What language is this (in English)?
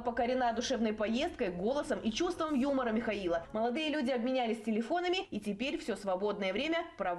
Russian